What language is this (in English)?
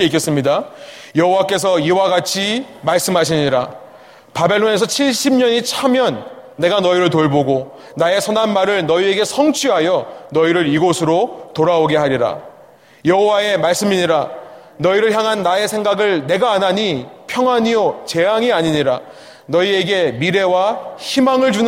Korean